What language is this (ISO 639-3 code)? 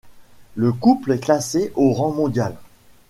fra